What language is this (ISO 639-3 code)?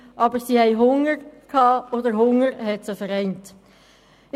gsw